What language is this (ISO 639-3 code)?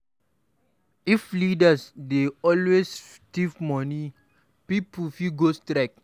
pcm